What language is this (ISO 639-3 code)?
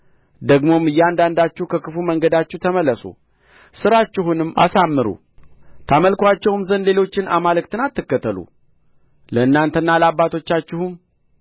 amh